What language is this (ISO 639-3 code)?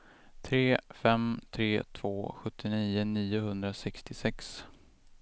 swe